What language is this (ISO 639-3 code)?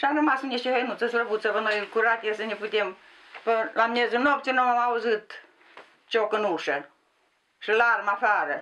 ron